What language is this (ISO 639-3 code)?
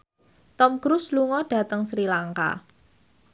jav